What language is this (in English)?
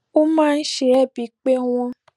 Yoruba